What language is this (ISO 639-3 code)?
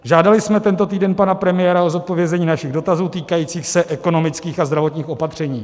ces